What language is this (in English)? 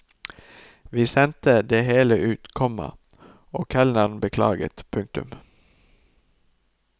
Norwegian